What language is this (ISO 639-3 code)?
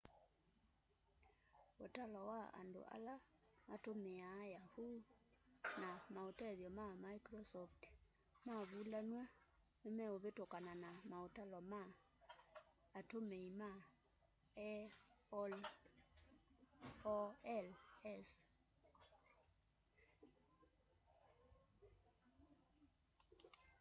kam